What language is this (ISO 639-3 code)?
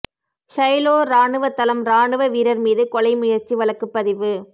tam